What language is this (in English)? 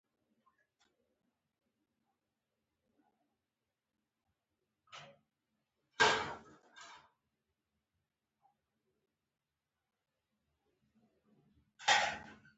Pashto